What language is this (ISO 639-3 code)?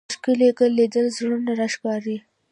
pus